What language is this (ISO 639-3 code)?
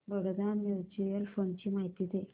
mar